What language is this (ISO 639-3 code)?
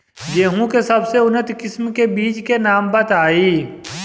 bho